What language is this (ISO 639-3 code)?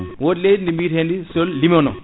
ful